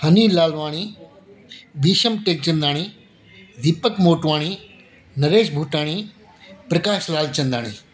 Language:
Sindhi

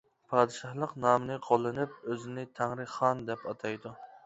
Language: Uyghur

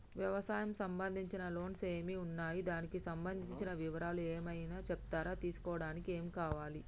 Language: Telugu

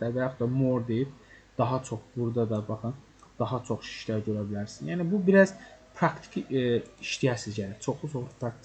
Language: Turkish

